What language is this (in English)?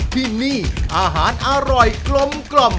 Thai